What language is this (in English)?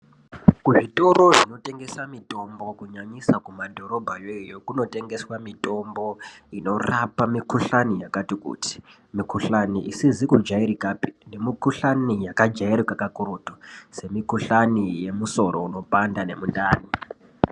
Ndau